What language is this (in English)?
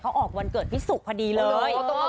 Thai